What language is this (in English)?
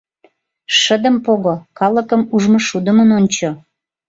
Mari